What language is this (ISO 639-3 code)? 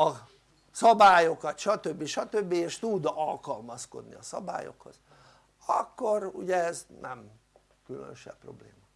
hun